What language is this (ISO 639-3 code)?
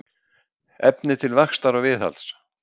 isl